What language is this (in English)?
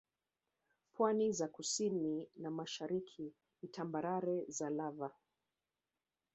Swahili